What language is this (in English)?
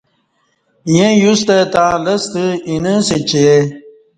Kati